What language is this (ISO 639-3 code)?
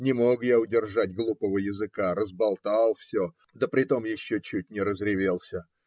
rus